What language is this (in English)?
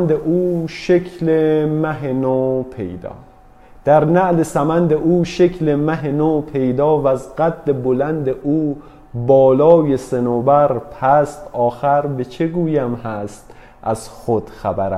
Persian